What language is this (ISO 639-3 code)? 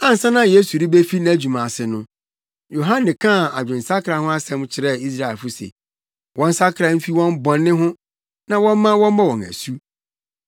aka